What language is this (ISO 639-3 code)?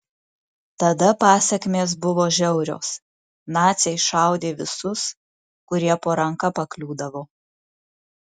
lit